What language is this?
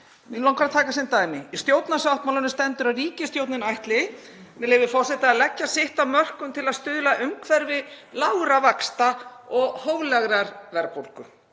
Icelandic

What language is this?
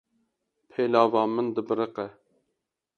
Kurdish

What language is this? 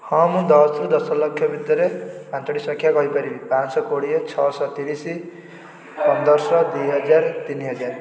Odia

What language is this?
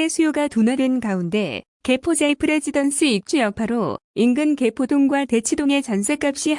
Korean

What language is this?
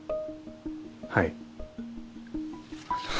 Japanese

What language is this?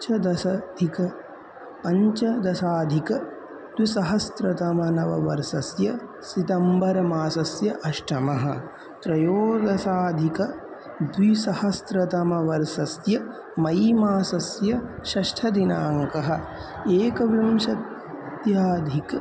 Sanskrit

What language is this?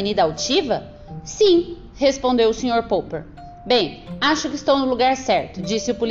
Portuguese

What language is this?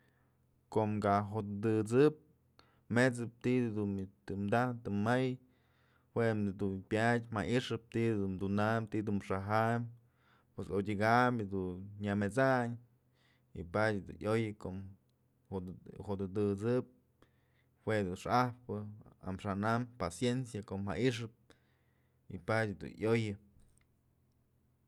Mazatlán Mixe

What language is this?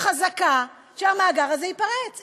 Hebrew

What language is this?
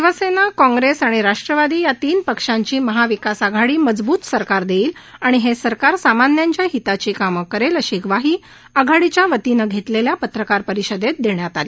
Marathi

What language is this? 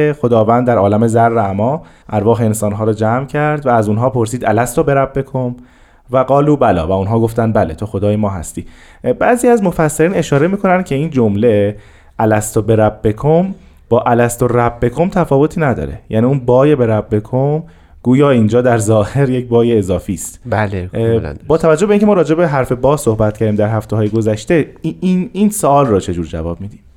Persian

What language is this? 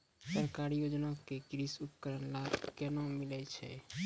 Maithili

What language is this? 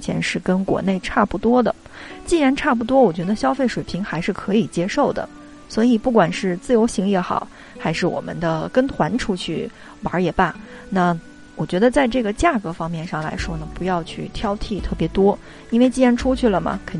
Chinese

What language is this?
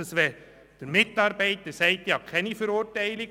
Swiss German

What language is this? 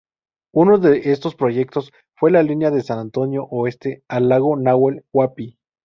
Spanish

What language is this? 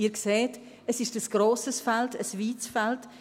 Swiss German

